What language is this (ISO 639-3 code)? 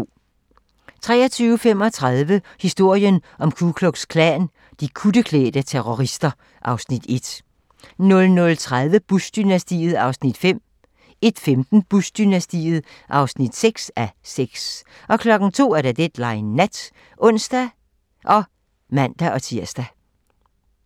dan